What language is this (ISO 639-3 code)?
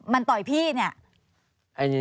tha